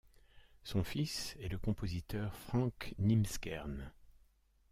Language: French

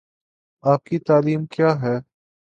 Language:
Urdu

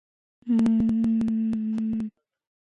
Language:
Georgian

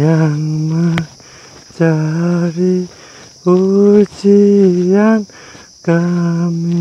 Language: Indonesian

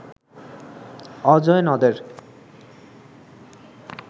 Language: Bangla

